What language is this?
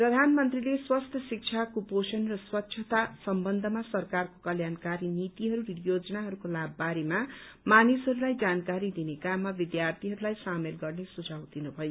Nepali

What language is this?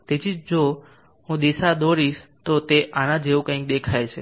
Gujarati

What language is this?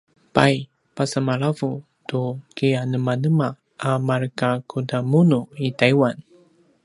Paiwan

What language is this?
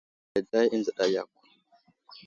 Wuzlam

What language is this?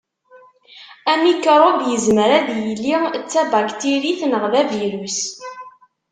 Kabyle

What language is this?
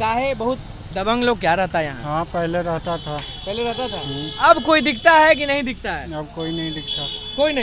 Hindi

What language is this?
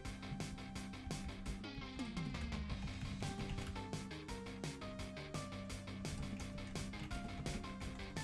Spanish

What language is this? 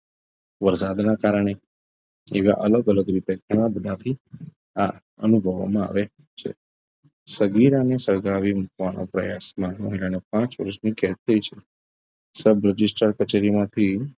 Gujarati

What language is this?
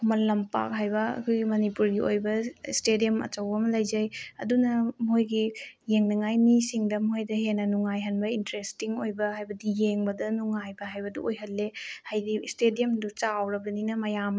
Manipuri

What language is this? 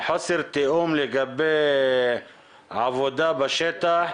Hebrew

